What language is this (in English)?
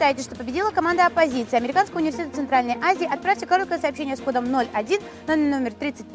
Russian